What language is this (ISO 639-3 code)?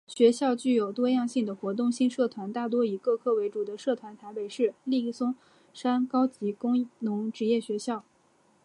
zho